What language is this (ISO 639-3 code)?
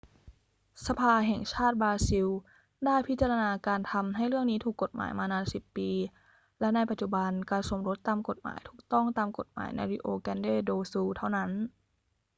tha